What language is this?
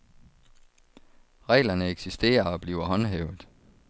Danish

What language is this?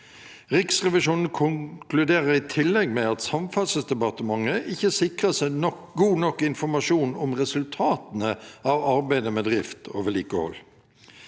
Norwegian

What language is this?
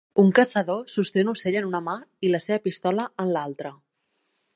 Catalan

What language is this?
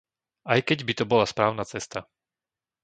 Slovak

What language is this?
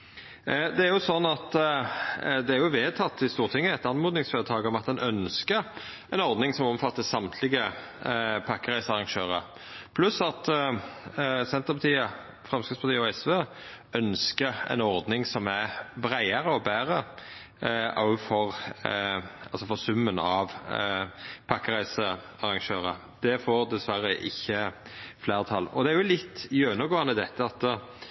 Norwegian Nynorsk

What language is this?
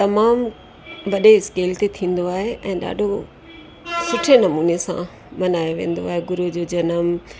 Sindhi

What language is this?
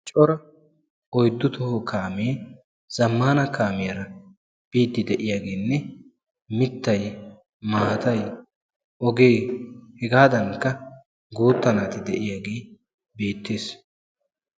Wolaytta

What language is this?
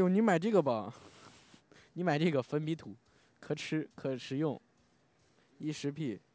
Chinese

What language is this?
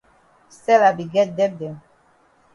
Cameroon Pidgin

